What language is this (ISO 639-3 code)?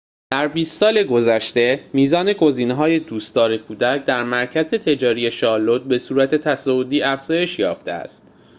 fas